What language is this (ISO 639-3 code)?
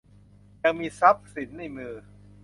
tha